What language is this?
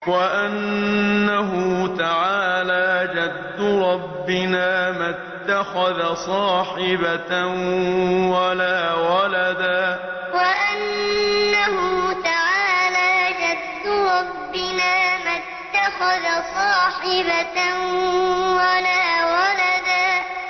Arabic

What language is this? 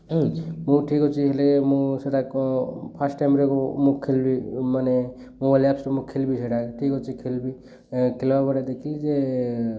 Odia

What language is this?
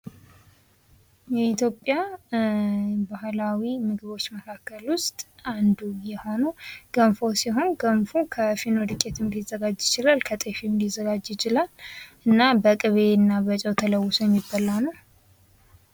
Amharic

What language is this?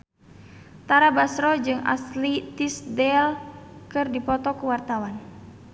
Sundanese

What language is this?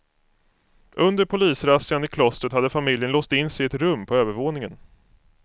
Swedish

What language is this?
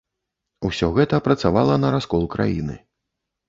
Belarusian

